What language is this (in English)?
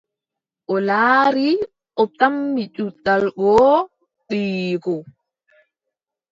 Adamawa Fulfulde